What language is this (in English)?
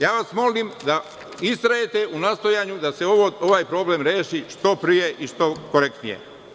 Serbian